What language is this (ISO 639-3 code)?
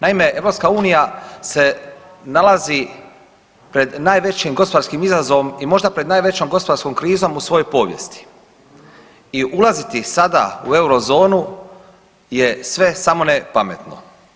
hrv